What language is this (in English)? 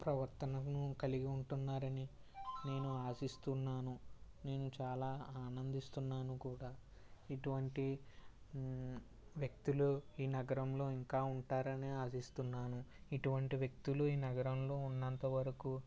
Telugu